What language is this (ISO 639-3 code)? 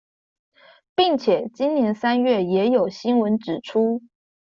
zho